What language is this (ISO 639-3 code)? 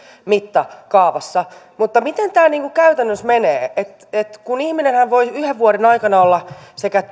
fin